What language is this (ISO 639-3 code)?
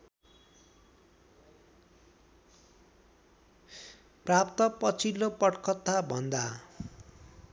nep